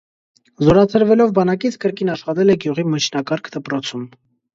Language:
Armenian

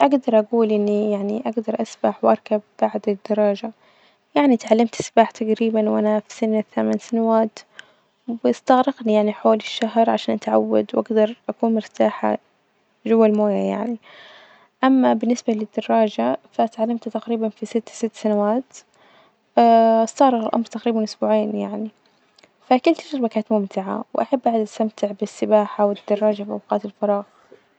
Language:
Najdi Arabic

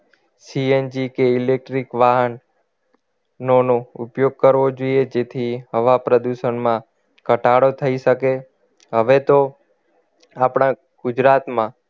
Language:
Gujarati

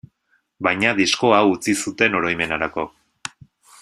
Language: Basque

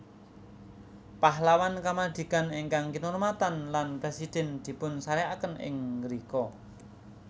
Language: Javanese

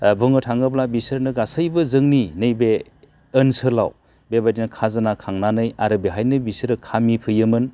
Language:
Bodo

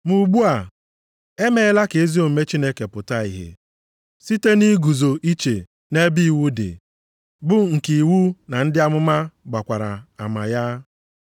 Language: Igbo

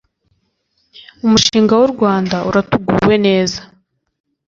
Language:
Kinyarwanda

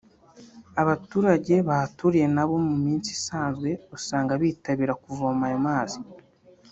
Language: Kinyarwanda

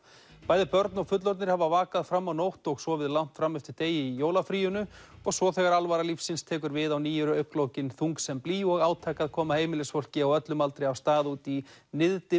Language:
Icelandic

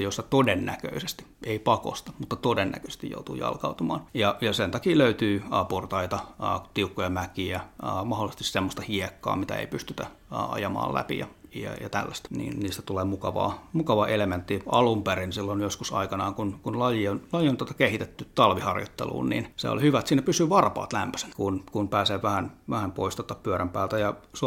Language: Finnish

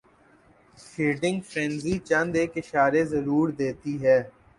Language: Urdu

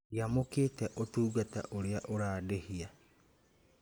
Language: Kikuyu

